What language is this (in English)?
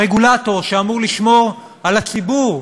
Hebrew